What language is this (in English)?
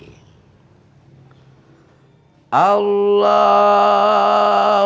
Indonesian